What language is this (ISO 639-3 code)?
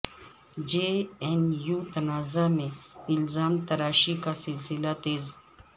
urd